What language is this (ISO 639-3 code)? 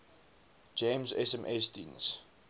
afr